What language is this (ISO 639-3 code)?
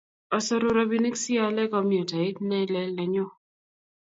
kln